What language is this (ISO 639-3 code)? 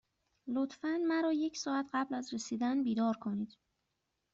fas